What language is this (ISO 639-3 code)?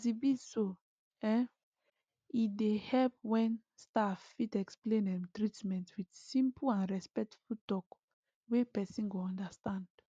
pcm